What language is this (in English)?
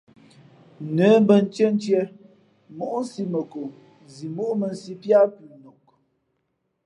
Fe'fe'